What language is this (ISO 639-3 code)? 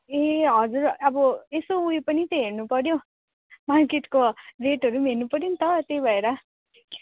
nep